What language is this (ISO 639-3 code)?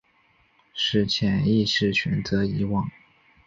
zho